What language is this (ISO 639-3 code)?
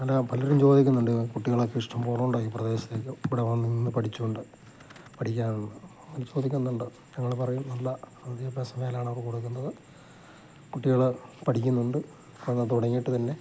mal